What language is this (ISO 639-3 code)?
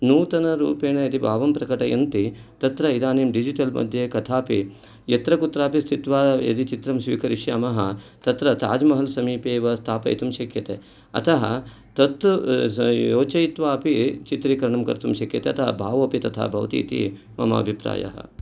san